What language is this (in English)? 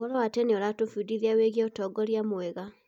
Kikuyu